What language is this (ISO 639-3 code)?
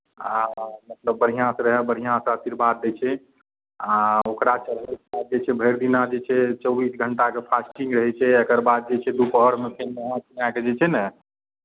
mai